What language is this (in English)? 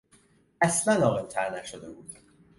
Persian